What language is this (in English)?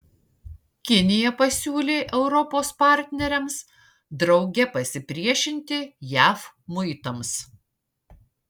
Lithuanian